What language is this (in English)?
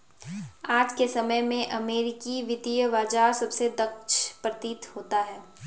Hindi